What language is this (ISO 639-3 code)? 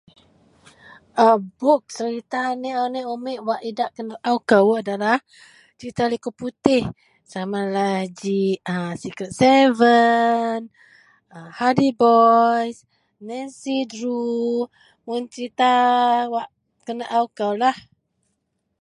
mel